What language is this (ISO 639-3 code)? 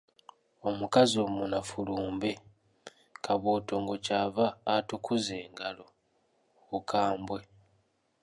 lug